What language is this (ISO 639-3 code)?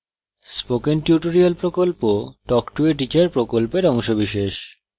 ben